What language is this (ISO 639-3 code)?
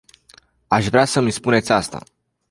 ron